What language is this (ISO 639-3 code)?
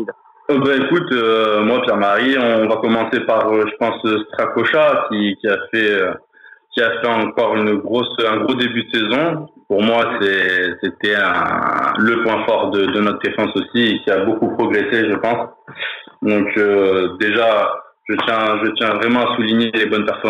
fra